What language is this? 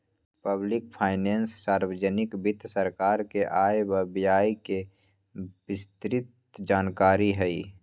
Magahi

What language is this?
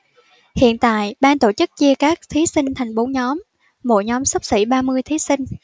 Vietnamese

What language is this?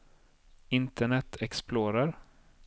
Swedish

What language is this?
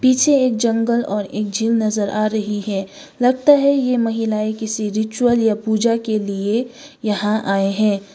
Hindi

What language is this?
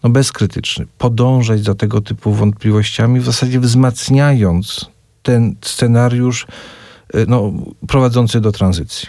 Polish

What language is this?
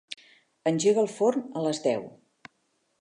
Catalan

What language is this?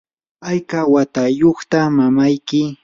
Yanahuanca Pasco Quechua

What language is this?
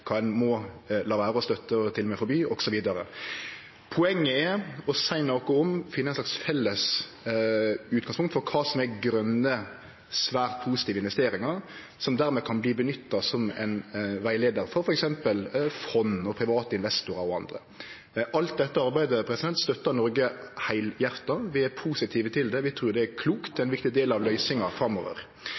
Norwegian Nynorsk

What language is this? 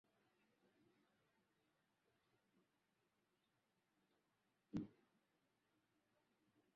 Swahili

